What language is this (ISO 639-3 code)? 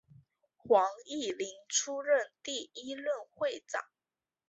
zho